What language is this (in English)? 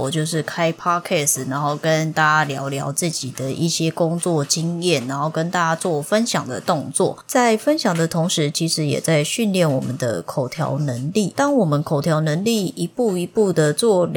Chinese